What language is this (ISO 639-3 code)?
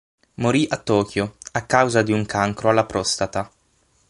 ita